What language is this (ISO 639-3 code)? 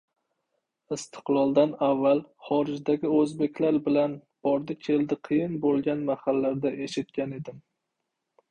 uzb